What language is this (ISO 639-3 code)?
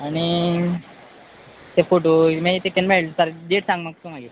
kok